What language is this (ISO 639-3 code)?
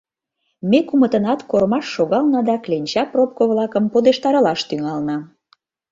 chm